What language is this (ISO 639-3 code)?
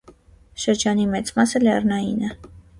hye